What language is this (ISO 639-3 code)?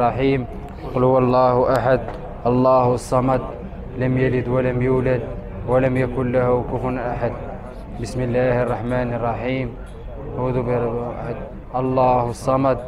ara